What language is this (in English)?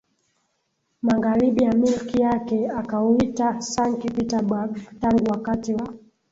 Swahili